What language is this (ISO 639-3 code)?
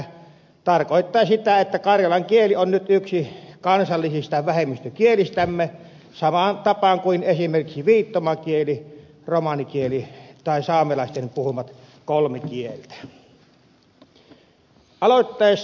fin